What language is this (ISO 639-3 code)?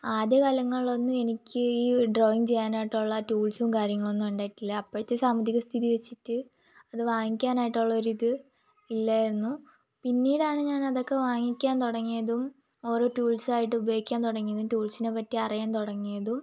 mal